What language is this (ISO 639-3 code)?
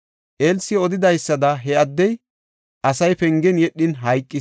gof